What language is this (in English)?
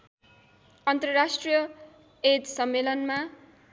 Nepali